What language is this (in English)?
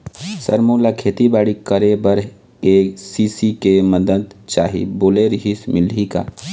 Chhattisgarhi